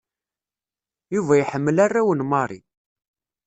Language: Kabyle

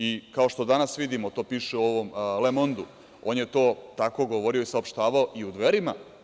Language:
Serbian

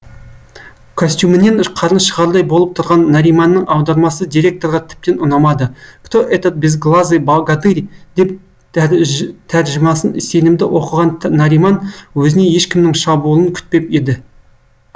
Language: Kazakh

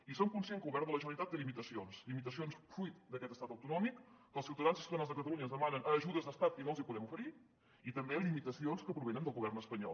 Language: Catalan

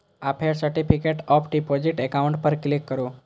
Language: Maithili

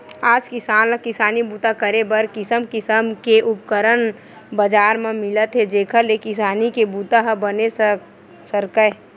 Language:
Chhattisgarhi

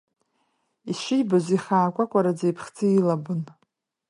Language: Abkhazian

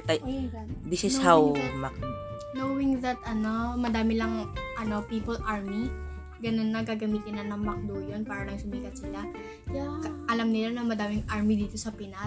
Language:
Filipino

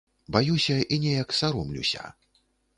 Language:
Belarusian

